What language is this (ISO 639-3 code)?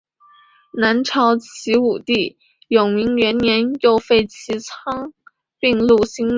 zho